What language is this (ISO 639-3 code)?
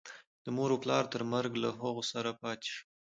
pus